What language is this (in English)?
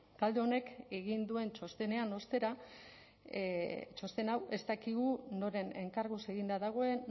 Basque